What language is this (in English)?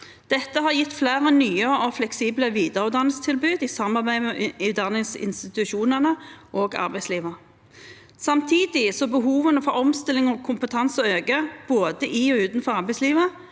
Norwegian